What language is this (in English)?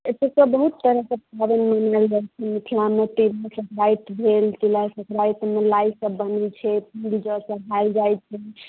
Maithili